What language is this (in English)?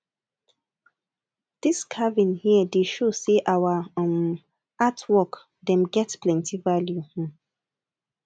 Nigerian Pidgin